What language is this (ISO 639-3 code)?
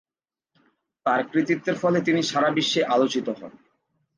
ben